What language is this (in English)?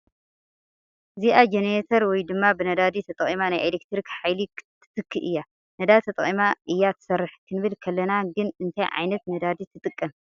Tigrinya